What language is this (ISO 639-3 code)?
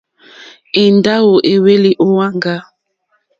bri